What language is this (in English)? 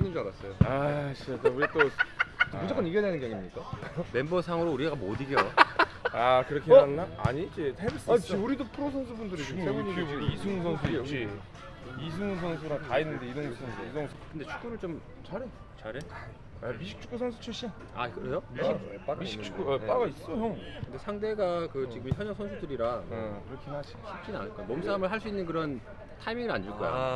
Korean